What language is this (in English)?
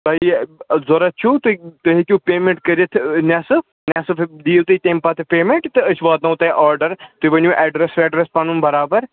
Kashmiri